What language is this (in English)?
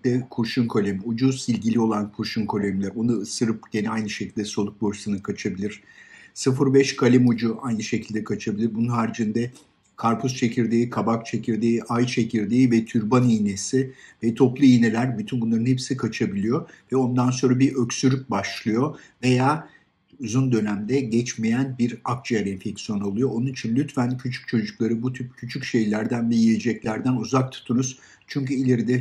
Turkish